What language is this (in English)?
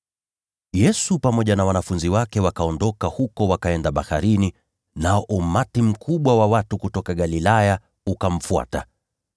Swahili